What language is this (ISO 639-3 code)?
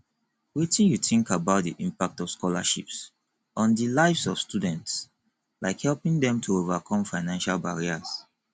pcm